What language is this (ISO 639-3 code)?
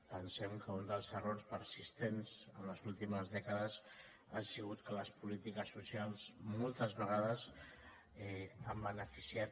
cat